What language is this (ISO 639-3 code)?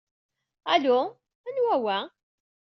kab